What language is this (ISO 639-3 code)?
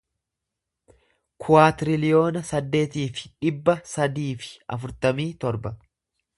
orm